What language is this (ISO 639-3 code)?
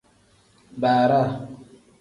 kdh